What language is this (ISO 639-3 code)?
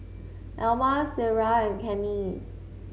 eng